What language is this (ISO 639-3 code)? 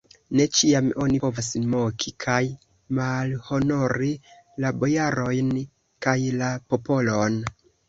epo